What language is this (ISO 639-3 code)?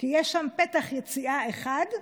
heb